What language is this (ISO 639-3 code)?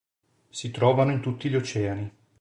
ita